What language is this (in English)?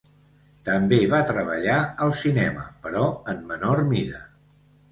Catalan